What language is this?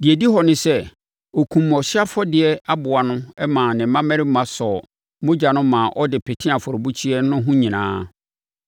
Akan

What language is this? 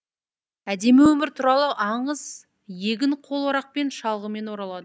Kazakh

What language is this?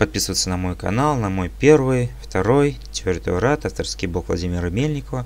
Russian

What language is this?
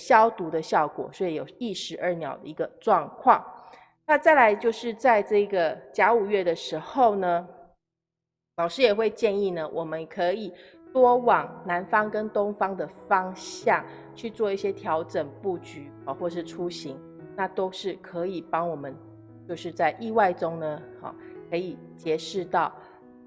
Chinese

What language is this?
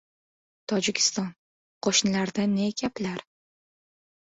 Uzbek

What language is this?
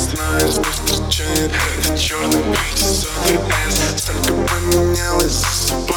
Russian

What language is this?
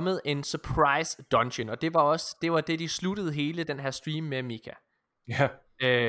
Danish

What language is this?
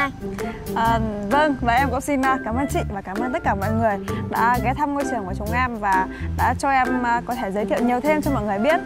Vietnamese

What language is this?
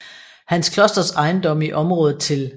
Danish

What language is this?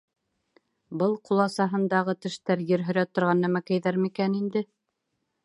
Bashkir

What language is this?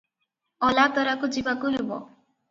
Odia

